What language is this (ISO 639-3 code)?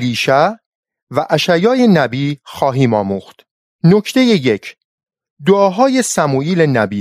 fas